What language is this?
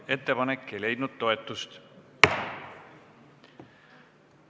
Estonian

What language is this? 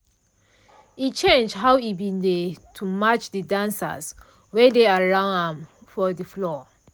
Nigerian Pidgin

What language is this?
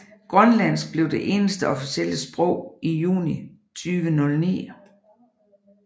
Danish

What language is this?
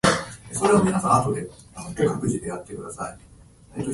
Japanese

